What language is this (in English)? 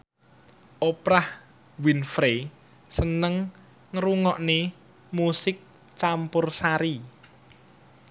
Javanese